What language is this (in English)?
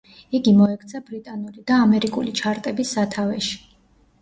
Georgian